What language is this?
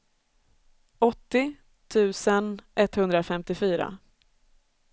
Swedish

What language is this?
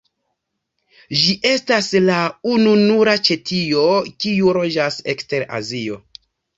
Esperanto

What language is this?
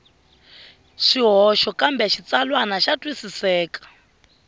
Tsonga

